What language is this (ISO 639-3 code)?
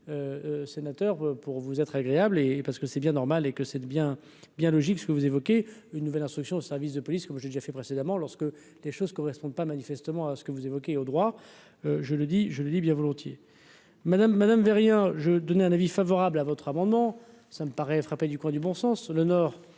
fra